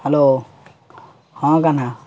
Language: Odia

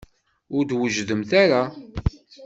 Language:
Kabyle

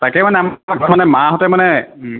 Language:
Assamese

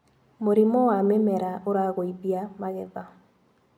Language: Kikuyu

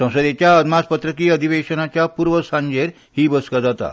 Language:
Konkani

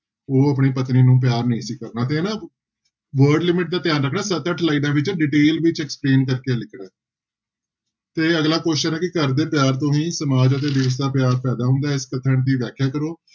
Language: Punjabi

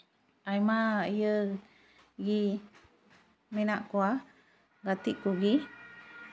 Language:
Santali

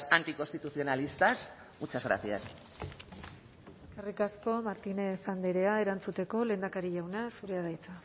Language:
Basque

